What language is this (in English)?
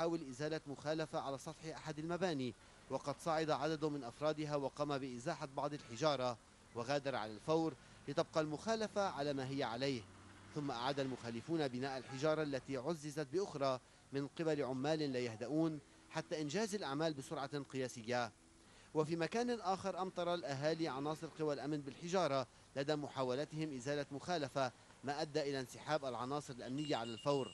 Arabic